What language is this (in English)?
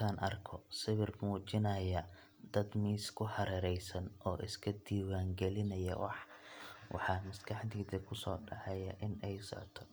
Somali